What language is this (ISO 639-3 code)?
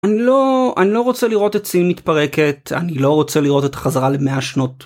heb